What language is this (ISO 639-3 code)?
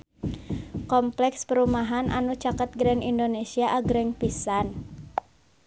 sun